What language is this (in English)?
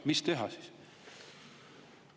Estonian